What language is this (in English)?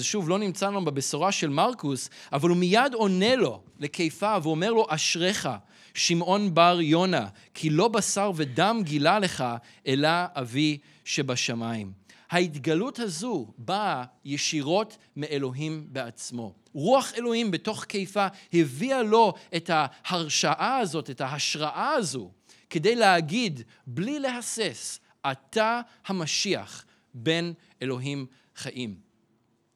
Hebrew